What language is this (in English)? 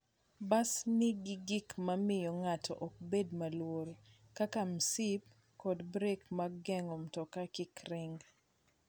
Luo (Kenya and Tanzania)